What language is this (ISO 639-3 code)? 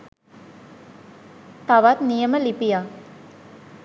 sin